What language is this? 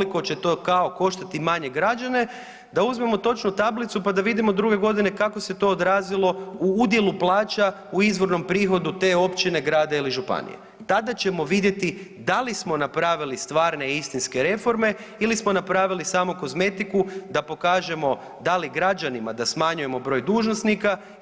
Croatian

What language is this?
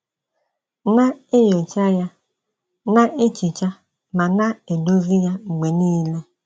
Igbo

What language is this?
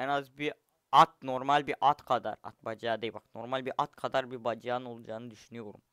Turkish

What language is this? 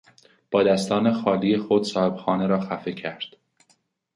Persian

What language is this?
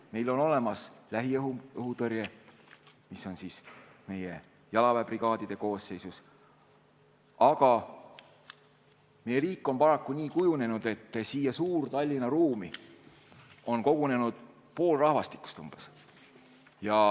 Estonian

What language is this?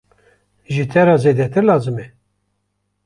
Kurdish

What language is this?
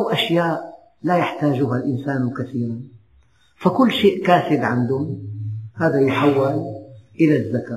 Arabic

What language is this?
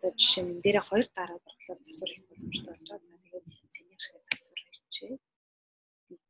Romanian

